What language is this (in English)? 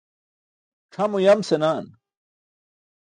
Burushaski